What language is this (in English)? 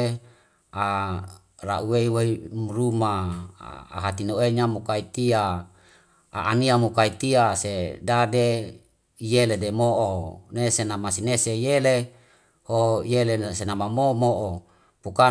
Wemale